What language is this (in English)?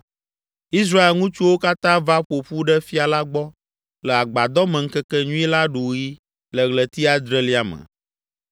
Ewe